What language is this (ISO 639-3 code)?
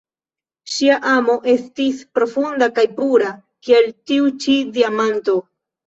epo